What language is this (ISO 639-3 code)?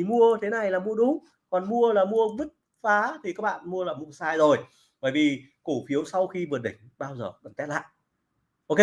vie